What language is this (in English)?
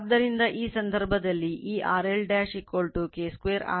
Kannada